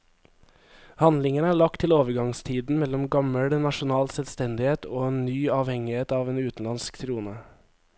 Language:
Norwegian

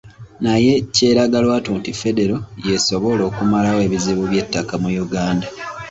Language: Ganda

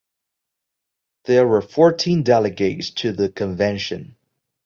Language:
English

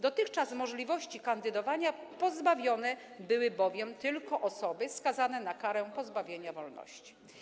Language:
Polish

